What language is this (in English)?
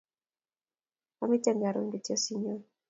Kalenjin